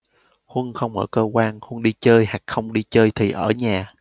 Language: Vietnamese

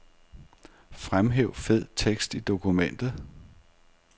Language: Danish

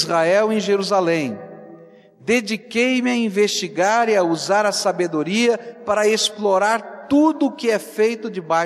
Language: Portuguese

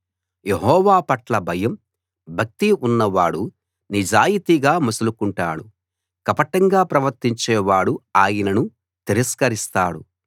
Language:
Telugu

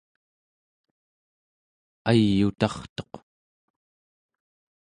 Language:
Central Yupik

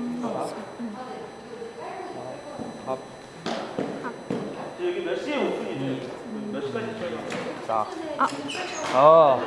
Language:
Korean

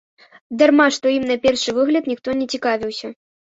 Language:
Belarusian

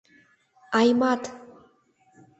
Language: Mari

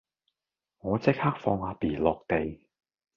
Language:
Cantonese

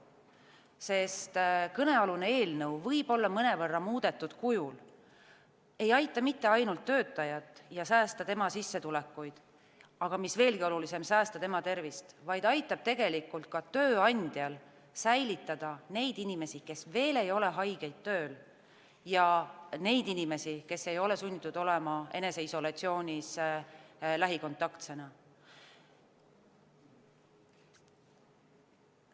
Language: Estonian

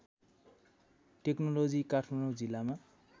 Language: Nepali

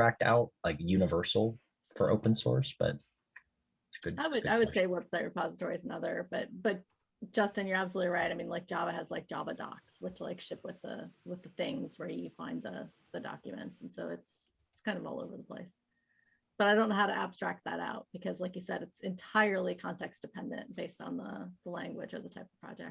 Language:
English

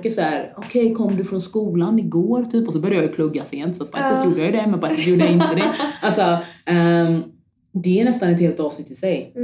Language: Swedish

